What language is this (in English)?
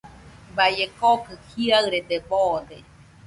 Nüpode Huitoto